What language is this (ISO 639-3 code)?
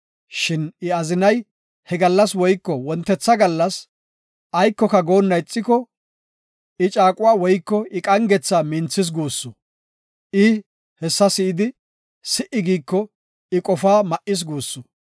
gof